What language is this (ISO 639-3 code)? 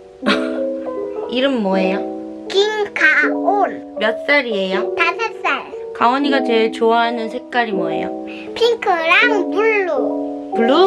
kor